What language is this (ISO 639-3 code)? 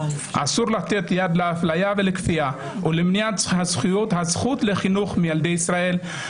heb